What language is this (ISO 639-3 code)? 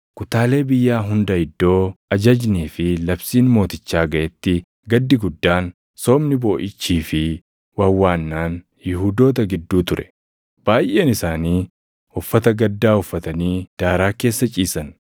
orm